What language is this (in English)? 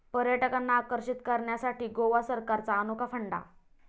Marathi